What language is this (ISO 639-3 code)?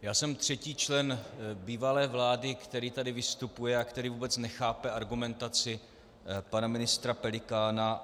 ces